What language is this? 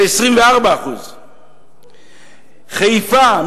Hebrew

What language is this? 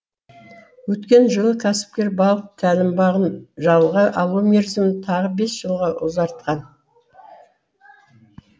Kazakh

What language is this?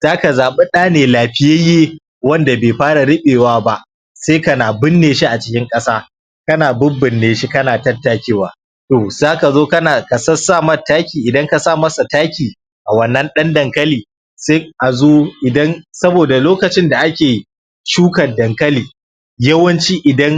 Hausa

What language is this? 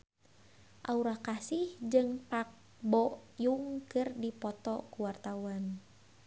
Sundanese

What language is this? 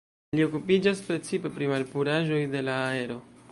Esperanto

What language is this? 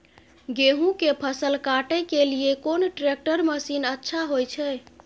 Maithili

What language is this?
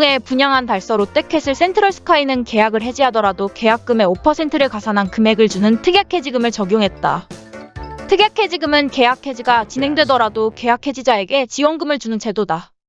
Korean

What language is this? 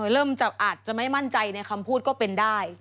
Thai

